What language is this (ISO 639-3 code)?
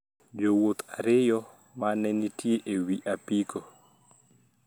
luo